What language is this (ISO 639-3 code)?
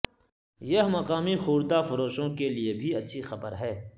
urd